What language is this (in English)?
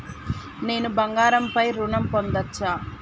Telugu